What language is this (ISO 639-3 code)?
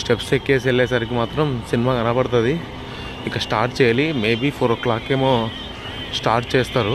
tel